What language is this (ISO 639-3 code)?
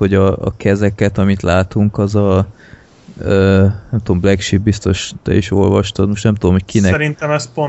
hun